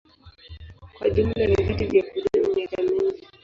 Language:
Swahili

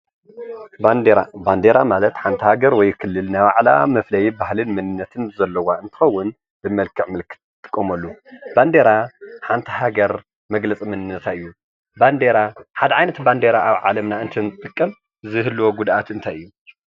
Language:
Tigrinya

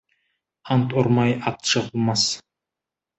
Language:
Kazakh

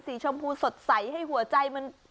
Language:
Thai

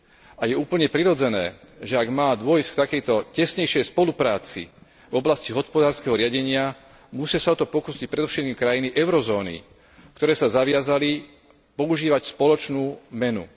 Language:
Slovak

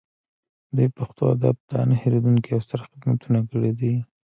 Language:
Pashto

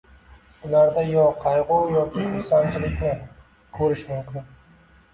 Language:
Uzbek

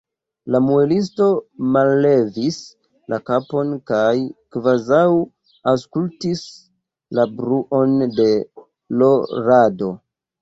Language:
Esperanto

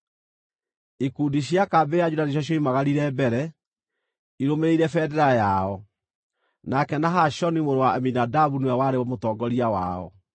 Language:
Kikuyu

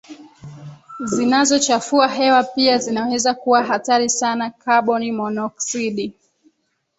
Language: Swahili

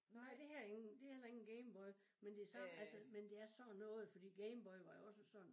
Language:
Danish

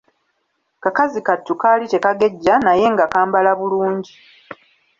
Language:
Ganda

